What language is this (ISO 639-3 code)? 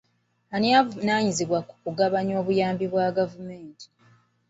lug